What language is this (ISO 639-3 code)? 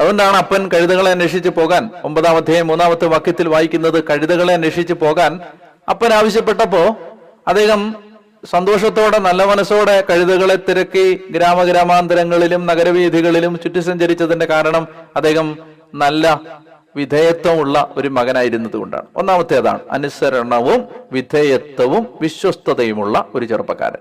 mal